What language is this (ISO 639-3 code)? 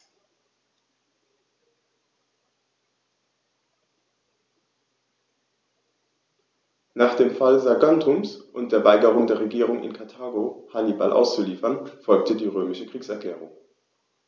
deu